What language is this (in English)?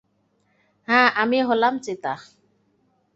Bangla